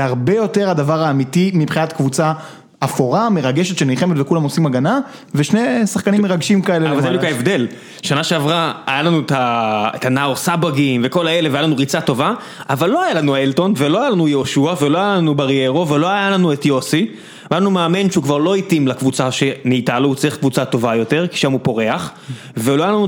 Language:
Hebrew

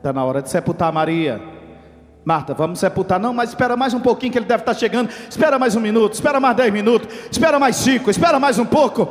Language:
Portuguese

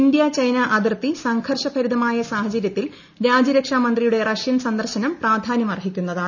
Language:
Malayalam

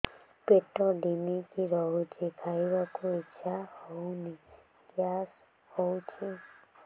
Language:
Odia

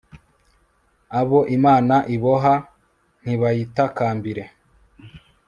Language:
Kinyarwanda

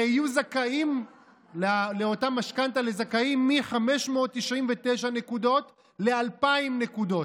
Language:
Hebrew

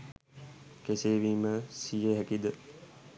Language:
Sinhala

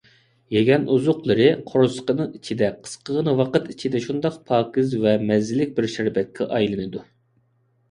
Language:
Uyghur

